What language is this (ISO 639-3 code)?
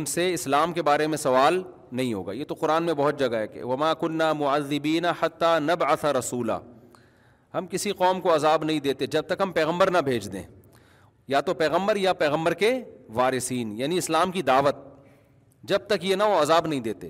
urd